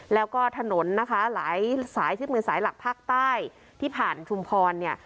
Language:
Thai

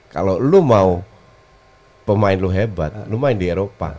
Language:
Indonesian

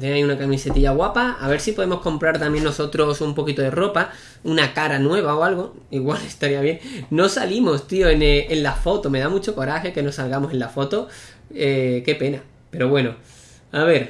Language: Spanish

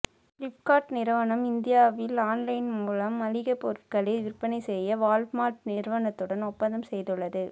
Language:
Tamil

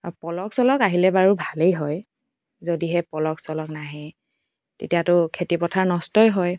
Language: Assamese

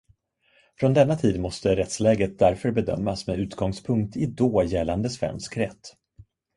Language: Swedish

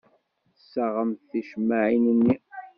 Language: Kabyle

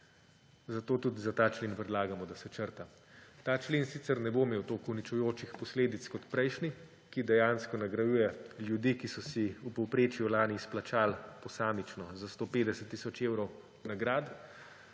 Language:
Slovenian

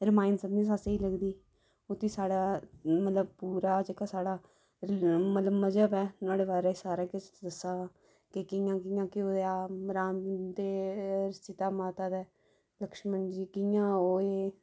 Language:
Dogri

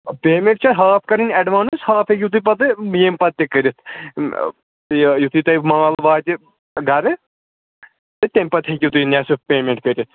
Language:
Kashmiri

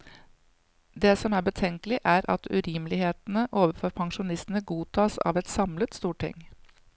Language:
Norwegian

